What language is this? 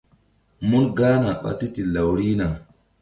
Mbum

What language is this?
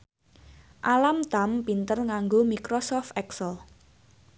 Javanese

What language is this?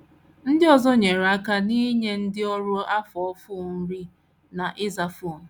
Igbo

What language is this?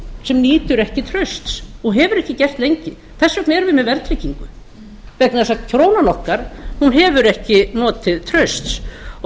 Icelandic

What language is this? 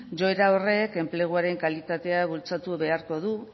Basque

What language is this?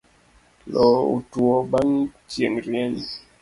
Luo (Kenya and Tanzania)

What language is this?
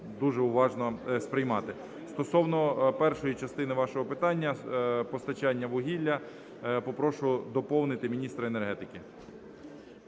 Ukrainian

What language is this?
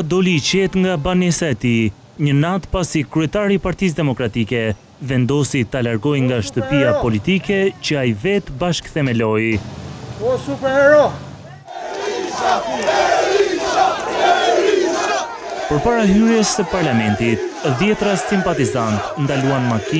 Romanian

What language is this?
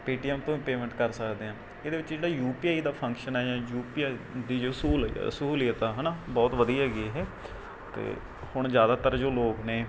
Punjabi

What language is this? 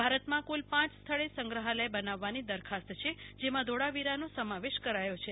Gujarati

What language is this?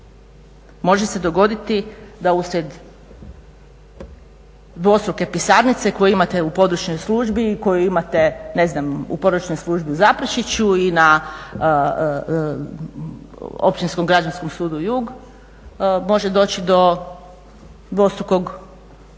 Croatian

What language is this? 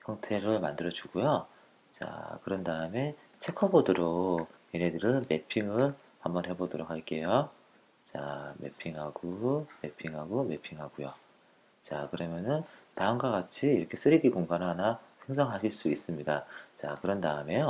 Korean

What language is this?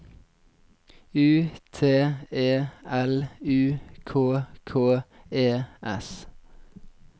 Norwegian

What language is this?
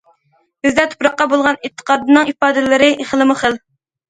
Uyghur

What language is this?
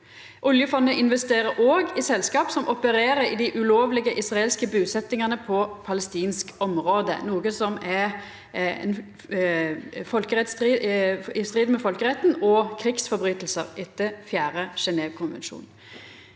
Norwegian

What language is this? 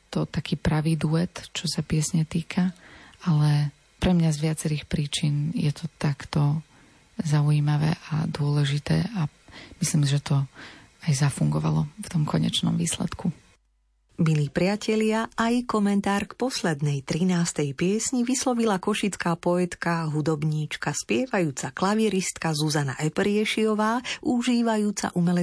Slovak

